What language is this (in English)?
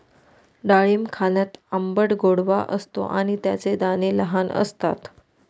Marathi